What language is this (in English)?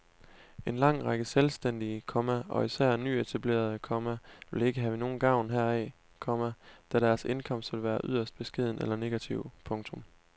Danish